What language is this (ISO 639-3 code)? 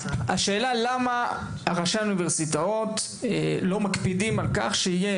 heb